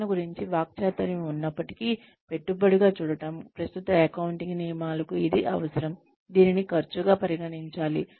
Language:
Telugu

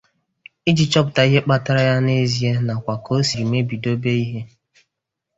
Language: Igbo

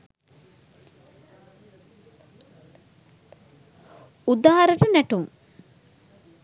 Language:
Sinhala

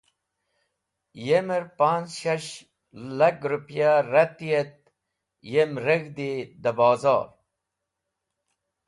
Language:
Wakhi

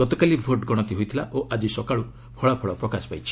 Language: Odia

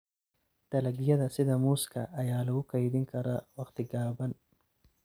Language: Somali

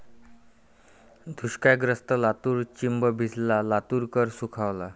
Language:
Marathi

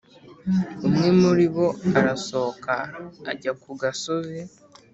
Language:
Kinyarwanda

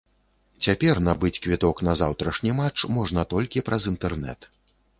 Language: Belarusian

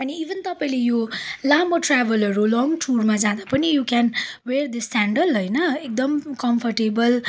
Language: Nepali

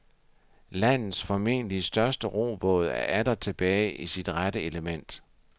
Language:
Danish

